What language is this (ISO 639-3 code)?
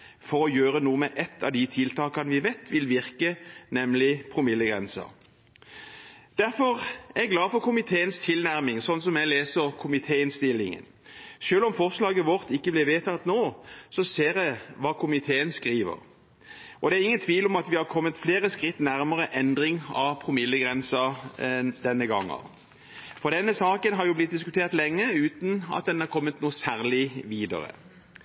nob